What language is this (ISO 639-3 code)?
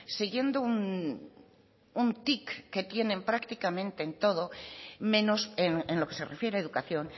spa